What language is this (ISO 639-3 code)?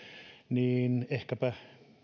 fin